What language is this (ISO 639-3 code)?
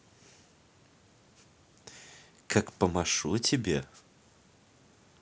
rus